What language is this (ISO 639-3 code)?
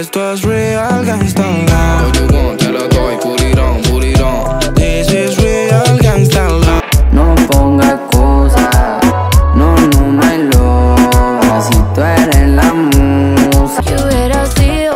spa